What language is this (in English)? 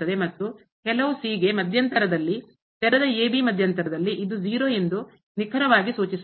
Kannada